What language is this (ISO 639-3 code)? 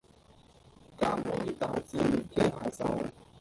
yue